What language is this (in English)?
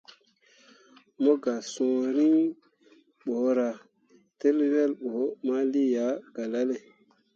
Mundang